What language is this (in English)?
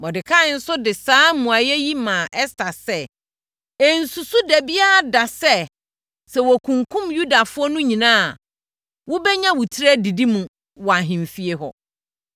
Akan